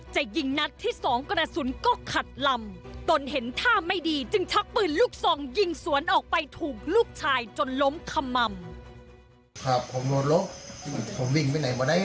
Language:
Thai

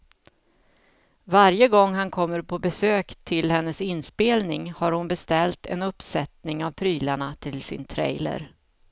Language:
Swedish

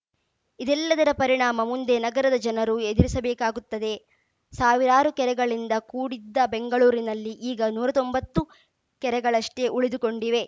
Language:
Kannada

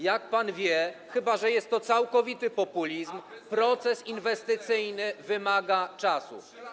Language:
Polish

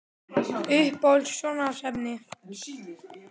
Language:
Icelandic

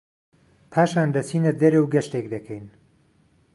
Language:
Central Kurdish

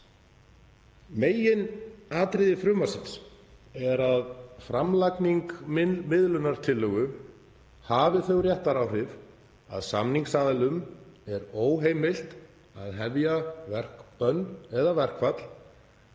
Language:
Icelandic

